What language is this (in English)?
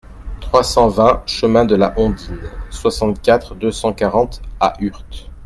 French